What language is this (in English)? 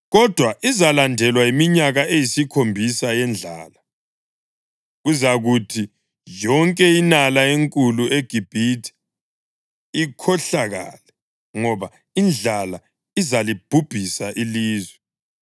North Ndebele